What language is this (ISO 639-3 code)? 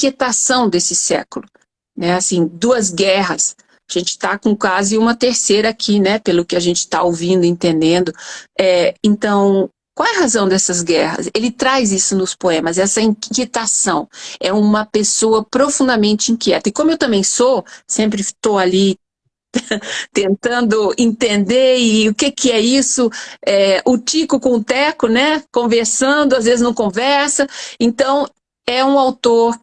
por